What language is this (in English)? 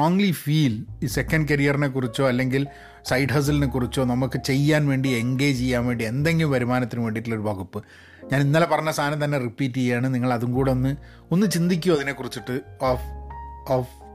Malayalam